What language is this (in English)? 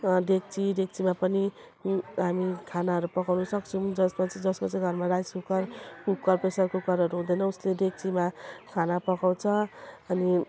Nepali